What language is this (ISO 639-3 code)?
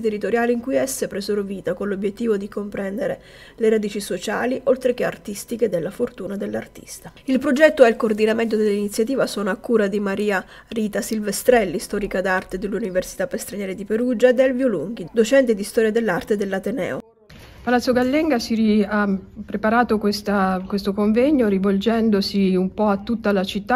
ita